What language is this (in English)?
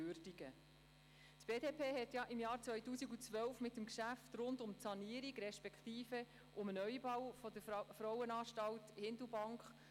Swiss German